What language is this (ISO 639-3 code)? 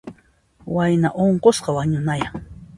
qxp